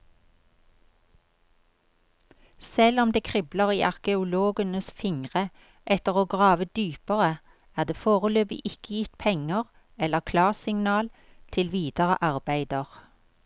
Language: Norwegian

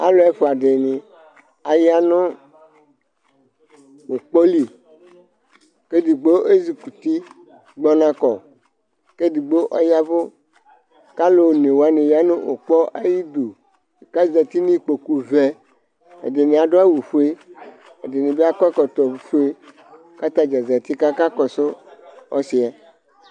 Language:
Ikposo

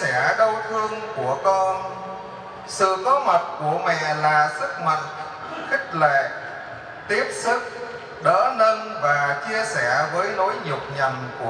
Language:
Vietnamese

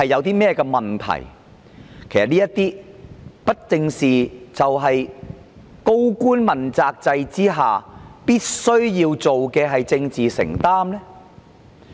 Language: Cantonese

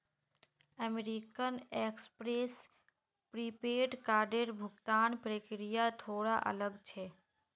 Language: Magahi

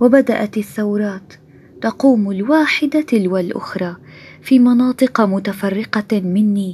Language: Arabic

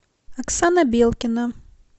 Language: Russian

